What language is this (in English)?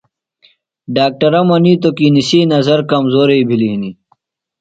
Phalura